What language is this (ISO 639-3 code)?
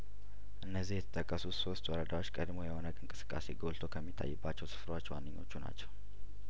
amh